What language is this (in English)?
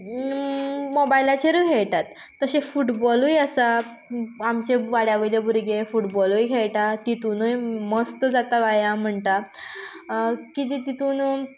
Konkani